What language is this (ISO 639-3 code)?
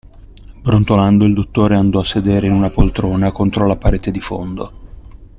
ita